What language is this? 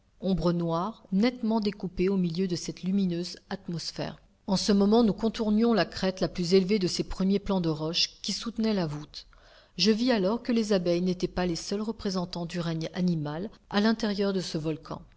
French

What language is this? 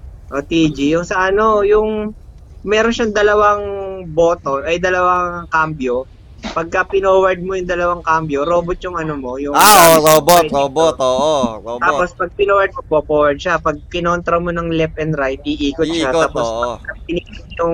Filipino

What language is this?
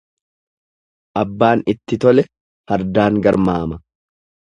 Oromo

